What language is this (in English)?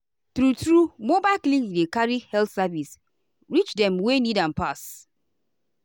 Nigerian Pidgin